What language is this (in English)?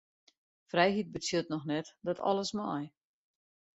Western Frisian